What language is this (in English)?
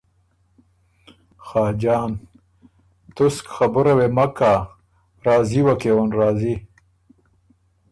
Ormuri